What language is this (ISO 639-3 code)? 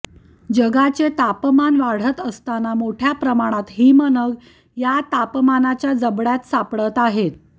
mar